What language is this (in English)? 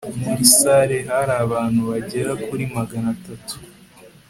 Kinyarwanda